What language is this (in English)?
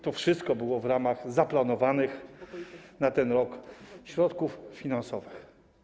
Polish